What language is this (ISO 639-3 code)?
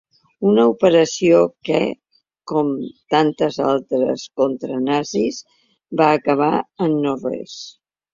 cat